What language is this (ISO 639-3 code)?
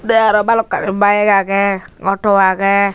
ccp